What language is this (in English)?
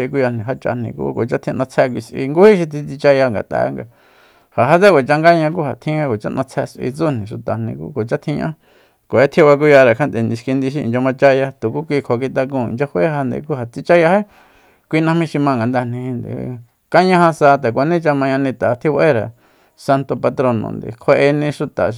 Soyaltepec Mazatec